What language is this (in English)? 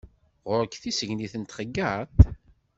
Kabyle